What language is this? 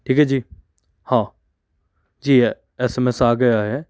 Hindi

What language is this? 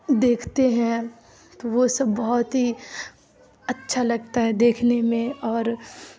Urdu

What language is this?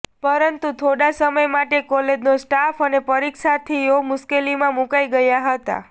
Gujarati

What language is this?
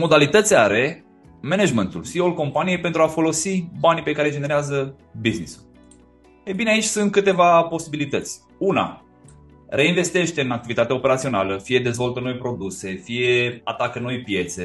Romanian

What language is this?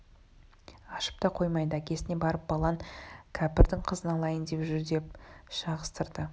Kazakh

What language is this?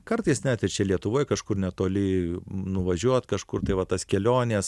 Lithuanian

